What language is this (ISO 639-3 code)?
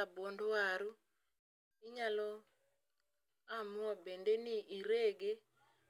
luo